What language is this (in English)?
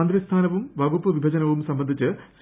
Malayalam